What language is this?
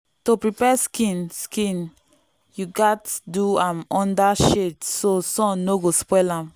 Nigerian Pidgin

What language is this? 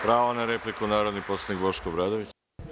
Serbian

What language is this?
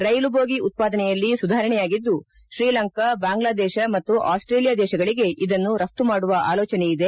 Kannada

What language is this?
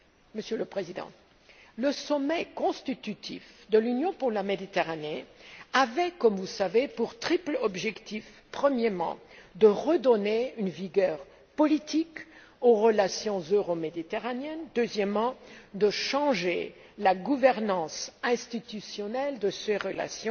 French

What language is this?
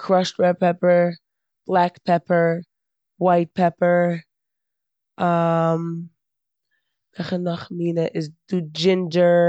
Yiddish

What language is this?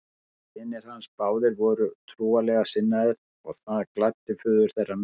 Icelandic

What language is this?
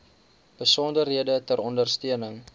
Afrikaans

